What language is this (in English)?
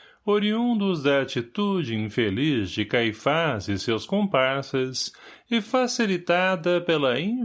Portuguese